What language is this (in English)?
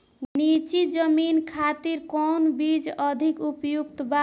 Bhojpuri